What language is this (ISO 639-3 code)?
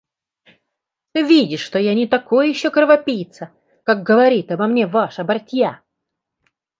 rus